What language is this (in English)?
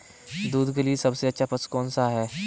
Hindi